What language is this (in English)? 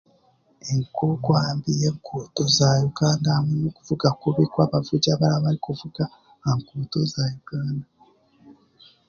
Chiga